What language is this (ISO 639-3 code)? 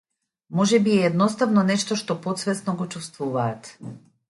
mkd